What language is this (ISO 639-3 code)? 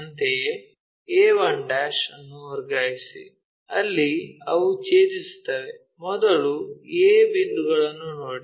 kan